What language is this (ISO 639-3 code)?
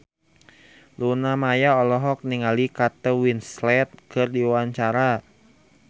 sun